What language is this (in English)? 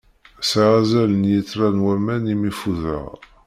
Kabyle